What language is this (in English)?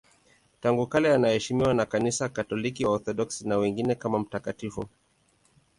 Swahili